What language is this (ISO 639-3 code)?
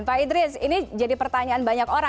ind